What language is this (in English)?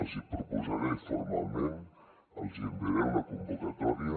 Catalan